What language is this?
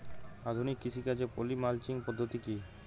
Bangla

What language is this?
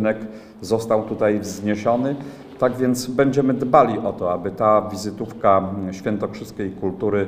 Polish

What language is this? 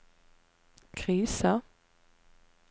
Norwegian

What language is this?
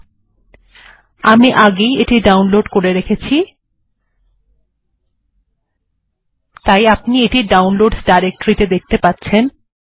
Bangla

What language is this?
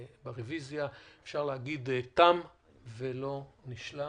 Hebrew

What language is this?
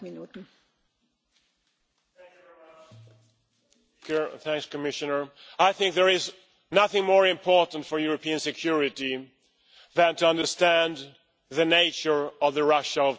English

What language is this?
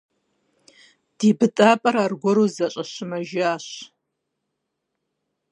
Kabardian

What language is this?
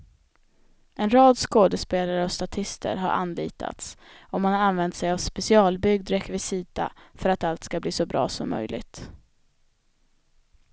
Swedish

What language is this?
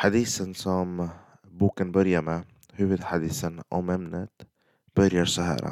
Swedish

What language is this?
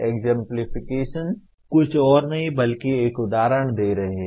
Hindi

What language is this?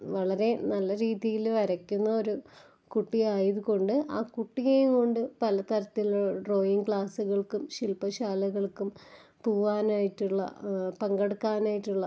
Malayalam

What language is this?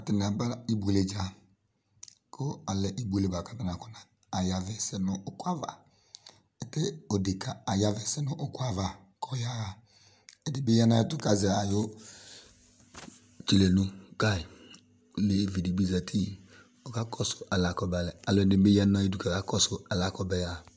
Ikposo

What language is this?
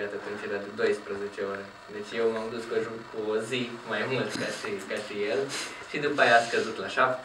Romanian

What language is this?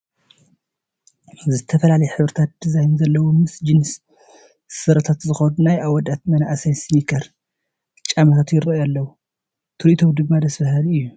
Tigrinya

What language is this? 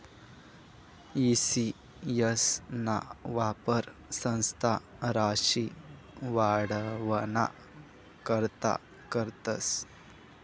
Marathi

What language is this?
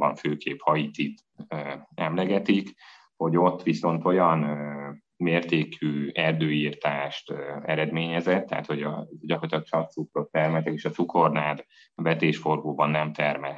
Hungarian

